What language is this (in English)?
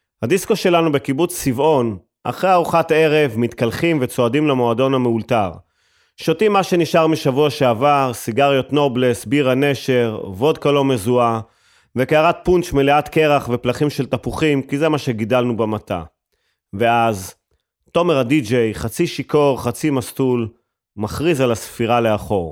Hebrew